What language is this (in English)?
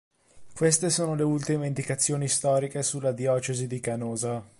Italian